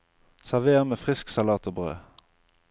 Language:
Norwegian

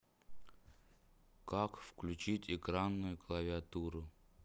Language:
Russian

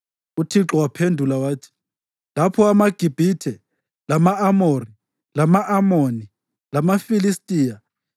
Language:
North Ndebele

